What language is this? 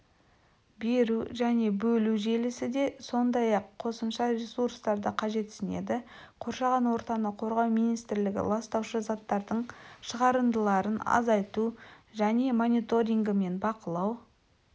Kazakh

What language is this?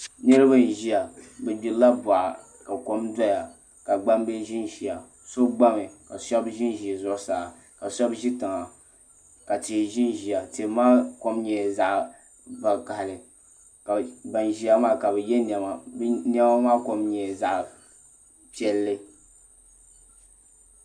Dagbani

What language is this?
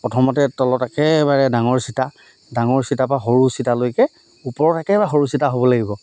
Assamese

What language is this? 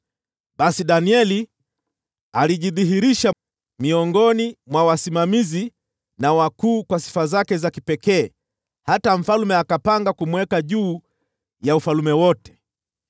Swahili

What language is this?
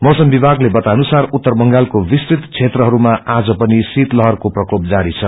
Nepali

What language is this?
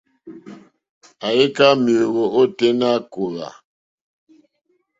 Mokpwe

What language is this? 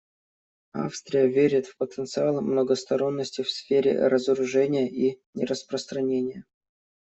Russian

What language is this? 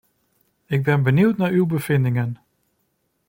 Dutch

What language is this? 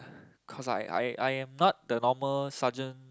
English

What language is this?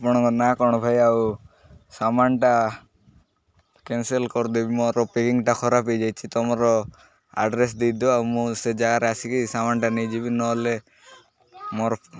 Odia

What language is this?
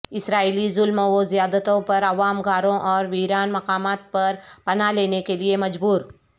Urdu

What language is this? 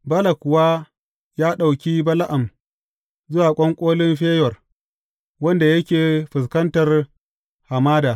Hausa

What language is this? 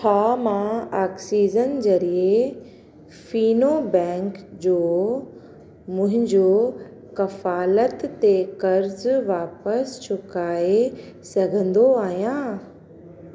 Sindhi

